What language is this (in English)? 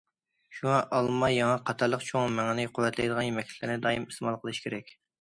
Uyghur